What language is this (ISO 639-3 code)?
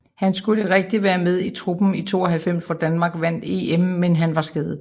dan